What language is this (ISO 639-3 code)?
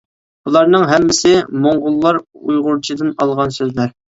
uig